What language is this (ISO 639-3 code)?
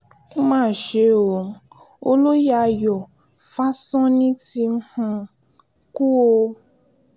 yor